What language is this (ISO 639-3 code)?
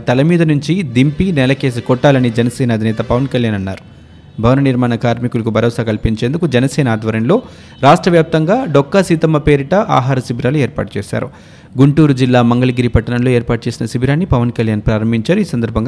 tel